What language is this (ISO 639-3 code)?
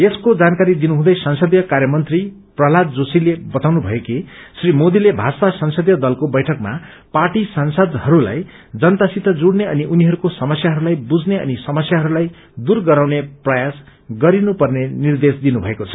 nep